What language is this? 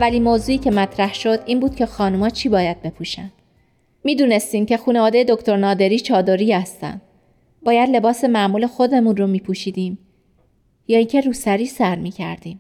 Persian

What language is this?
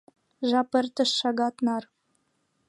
Mari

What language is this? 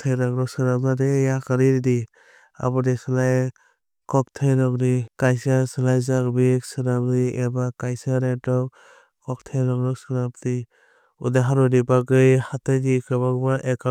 Kok Borok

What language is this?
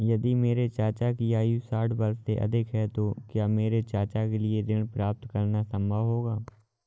Hindi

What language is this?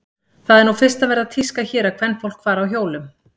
Icelandic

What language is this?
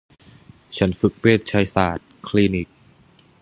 Thai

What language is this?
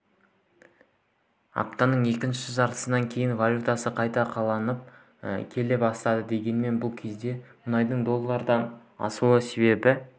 Kazakh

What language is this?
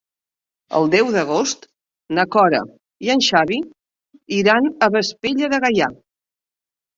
Catalan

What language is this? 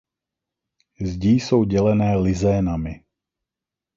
Czech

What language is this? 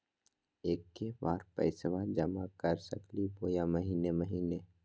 Magahi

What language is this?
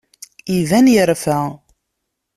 Kabyle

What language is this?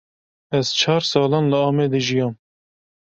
Kurdish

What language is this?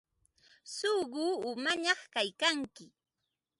Ambo-Pasco Quechua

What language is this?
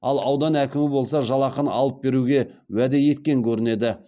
Kazakh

